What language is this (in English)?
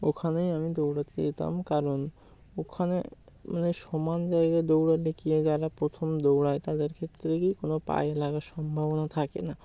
Bangla